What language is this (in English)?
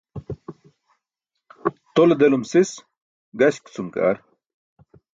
Burushaski